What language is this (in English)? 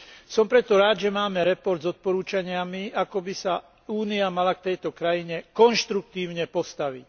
Slovak